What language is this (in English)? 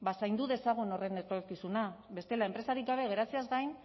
Basque